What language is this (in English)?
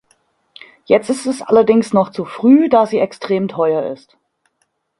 German